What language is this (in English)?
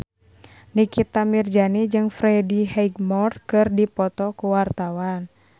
Sundanese